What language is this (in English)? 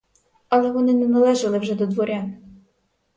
Ukrainian